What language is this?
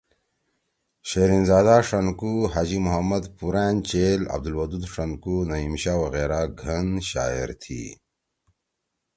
Torwali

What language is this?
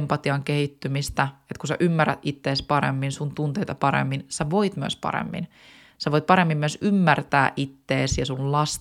Finnish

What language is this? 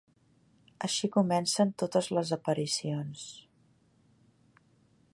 Catalan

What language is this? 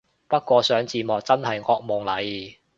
Cantonese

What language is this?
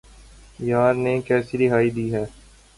Urdu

